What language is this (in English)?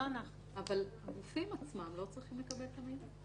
Hebrew